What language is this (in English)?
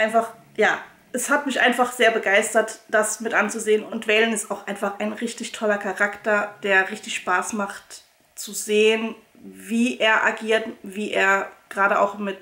German